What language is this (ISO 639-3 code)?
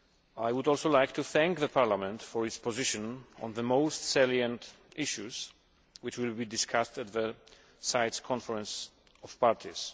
eng